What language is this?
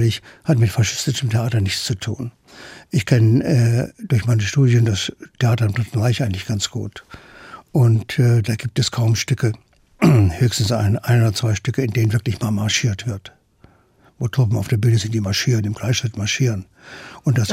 German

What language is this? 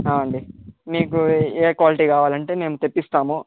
Telugu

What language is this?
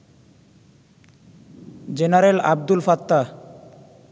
Bangla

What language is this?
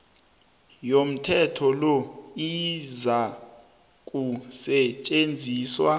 South Ndebele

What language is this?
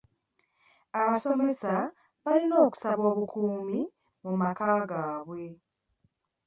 Ganda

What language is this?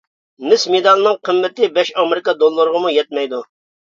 Uyghur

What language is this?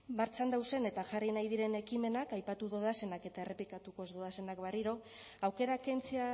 Basque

